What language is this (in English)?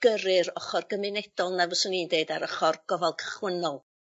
Welsh